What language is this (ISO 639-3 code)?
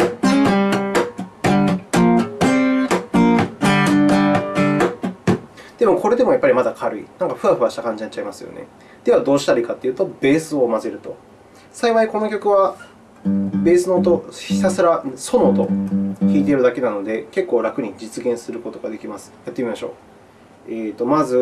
jpn